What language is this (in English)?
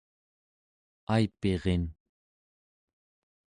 Central Yupik